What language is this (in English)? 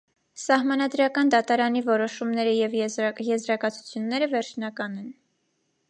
Armenian